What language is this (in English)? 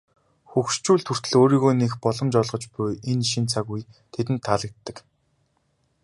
Mongolian